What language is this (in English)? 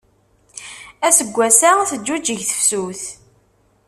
Kabyle